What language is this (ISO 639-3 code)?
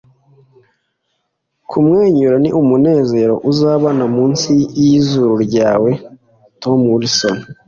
kin